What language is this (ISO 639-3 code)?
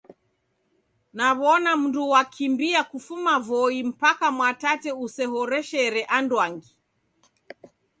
dav